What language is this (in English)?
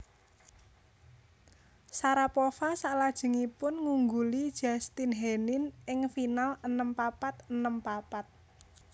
Javanese